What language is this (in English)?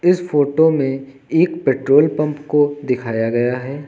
Hindi